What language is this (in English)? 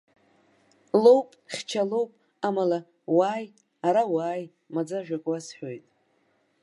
Abkhazian